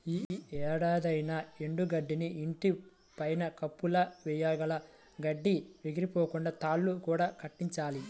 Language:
Telugu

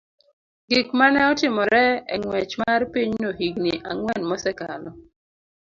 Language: Luo (Kenya and Tanzania)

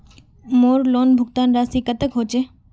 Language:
Magahi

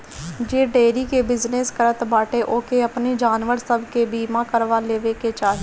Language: Bhojpuri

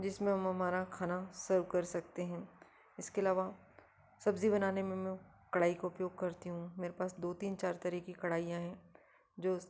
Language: Hindi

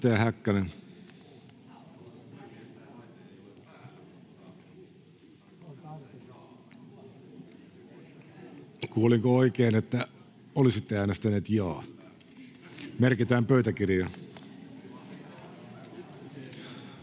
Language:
Finnish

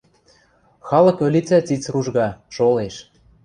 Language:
Western Mari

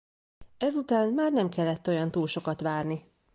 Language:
Hungarian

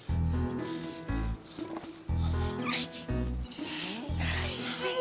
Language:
Indonesian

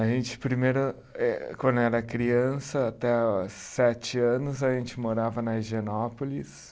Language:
Portuguese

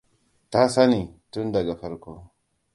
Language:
Hausa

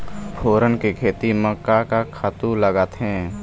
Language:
Chhattisgarhi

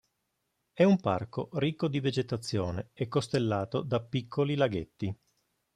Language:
Italian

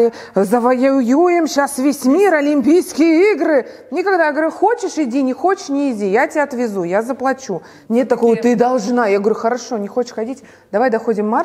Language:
Russian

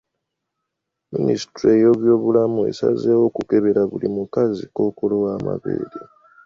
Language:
Ganda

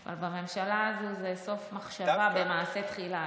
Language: Hebrew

